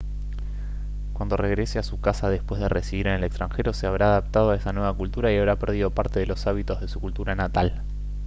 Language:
Spanish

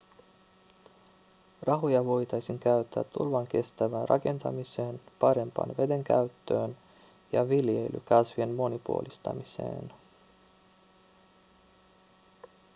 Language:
Finnish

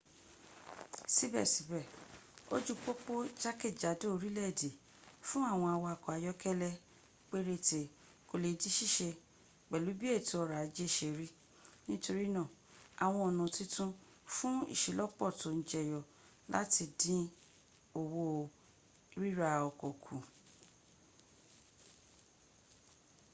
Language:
Yoruba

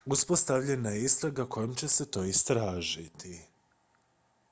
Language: Croatian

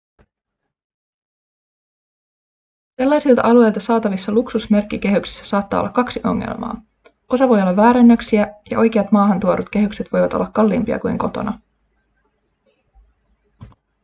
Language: Finnish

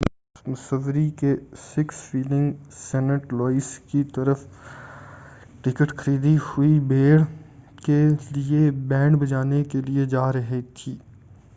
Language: Urdu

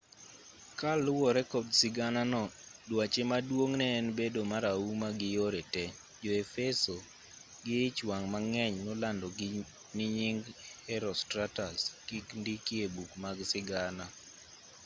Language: Luo (Kenya and Tanzania)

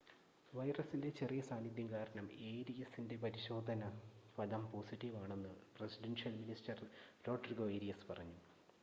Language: Malayalam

